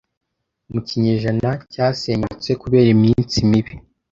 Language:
Kinyarwanda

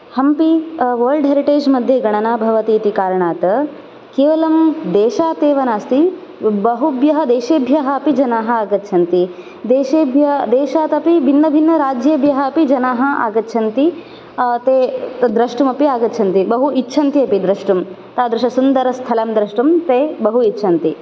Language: Sanskrit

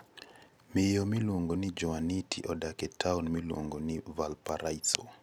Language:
Luo (Kenya and Tanzania)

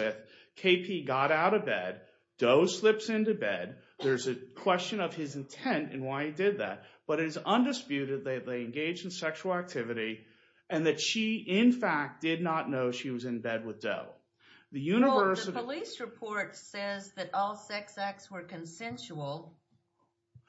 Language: English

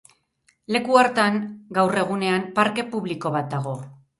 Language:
Basque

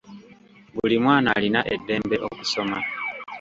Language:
Ganda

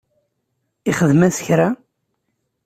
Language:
Kabyle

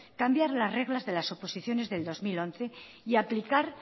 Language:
Spanish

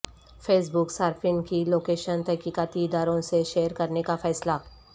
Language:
Urdu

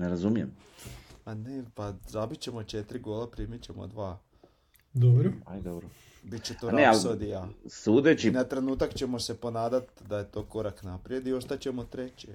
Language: Croatian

